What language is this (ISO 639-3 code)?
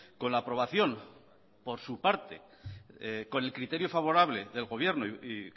spa